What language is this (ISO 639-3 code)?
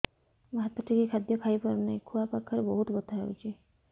ori